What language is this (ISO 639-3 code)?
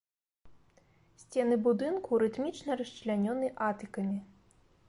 bel